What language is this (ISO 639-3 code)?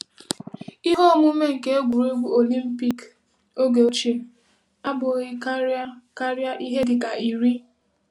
ibo